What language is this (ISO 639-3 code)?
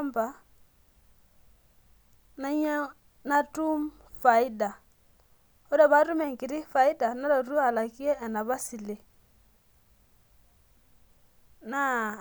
mas